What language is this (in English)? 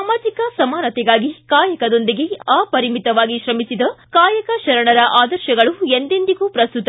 Kannada